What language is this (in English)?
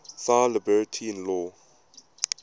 English